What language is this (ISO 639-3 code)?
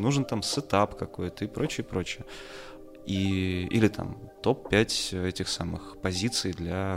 rus